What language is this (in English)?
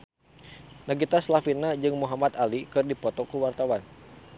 Sundanese